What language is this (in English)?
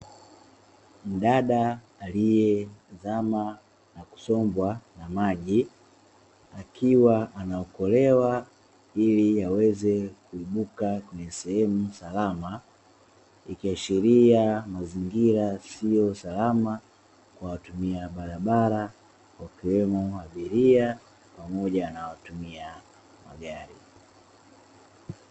Swahili